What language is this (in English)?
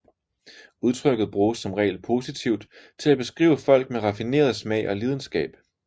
Danish